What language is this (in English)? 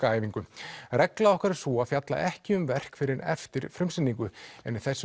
Icelandic